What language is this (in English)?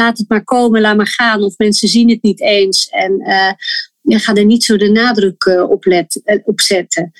Dutch